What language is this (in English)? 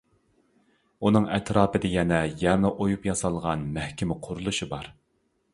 Uyghur